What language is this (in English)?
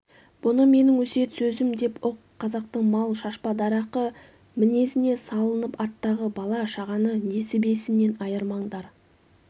Kazakh